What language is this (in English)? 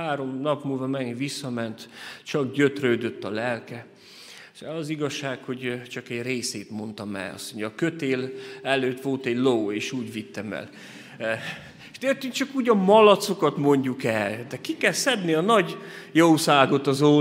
Hungarian